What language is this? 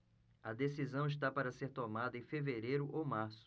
Portuguese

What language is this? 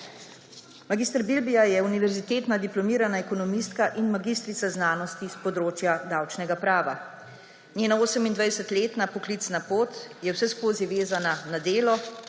Slovenian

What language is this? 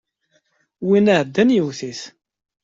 Kabyle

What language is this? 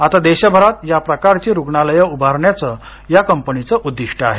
Marathi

